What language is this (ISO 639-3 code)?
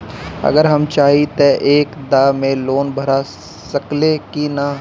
bho